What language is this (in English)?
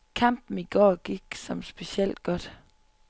Danish